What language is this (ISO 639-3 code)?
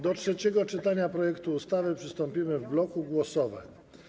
pol